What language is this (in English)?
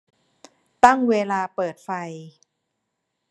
Thai